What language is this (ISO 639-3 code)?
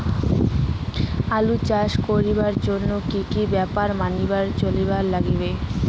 ben